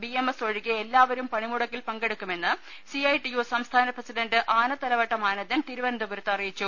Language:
Malayalam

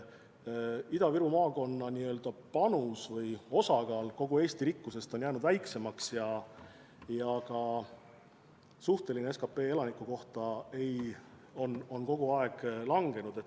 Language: Estonian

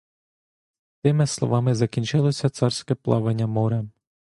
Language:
Ukrainian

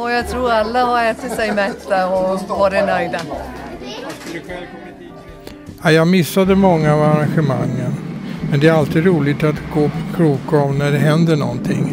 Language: Swedish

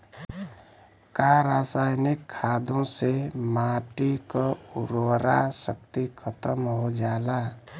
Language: Bhojpuri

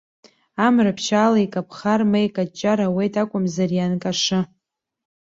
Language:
Abkhazian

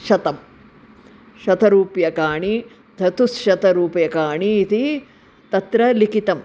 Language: Sanskrit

